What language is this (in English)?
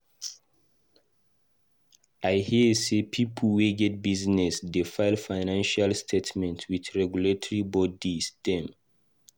Nigerian Pidgin